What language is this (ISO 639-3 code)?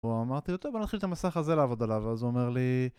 heb